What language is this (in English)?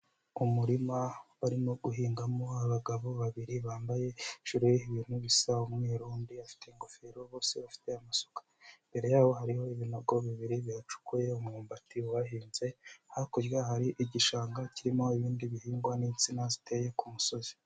Kinyarwanda